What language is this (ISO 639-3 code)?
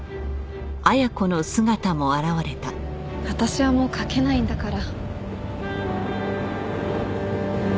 jpn